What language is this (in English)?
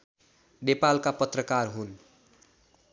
Nepali